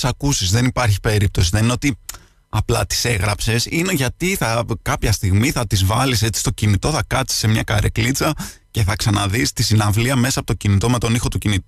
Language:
Greek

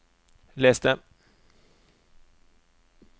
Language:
Norwegian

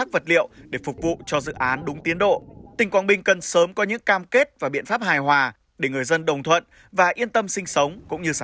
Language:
Vietnamese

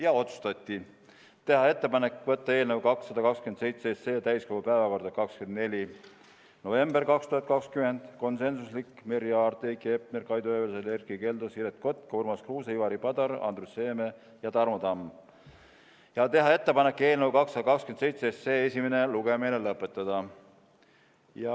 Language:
Estonian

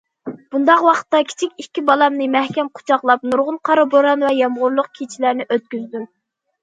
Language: Uyghur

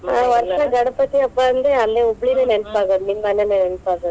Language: Kannada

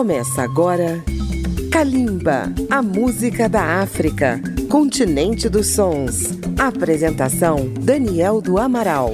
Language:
Portuguese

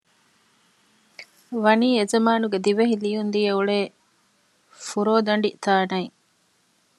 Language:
Divehi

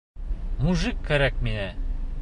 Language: Bashkir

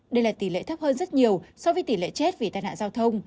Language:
Vietnamese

